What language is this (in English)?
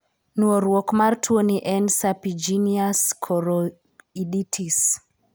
Luo (Kenya and Tanzania)